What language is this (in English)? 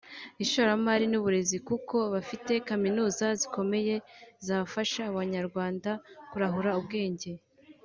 Kinyarwanda